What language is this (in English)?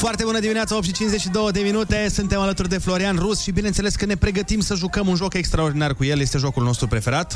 Romanian